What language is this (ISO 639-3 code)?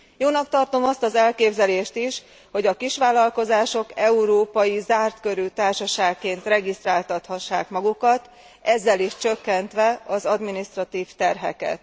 hun